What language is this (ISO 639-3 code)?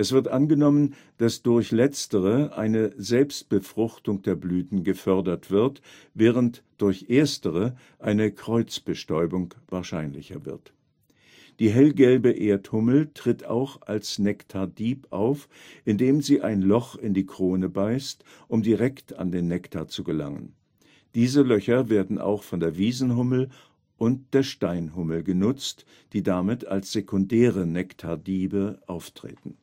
deu